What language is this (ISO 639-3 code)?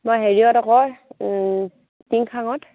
asm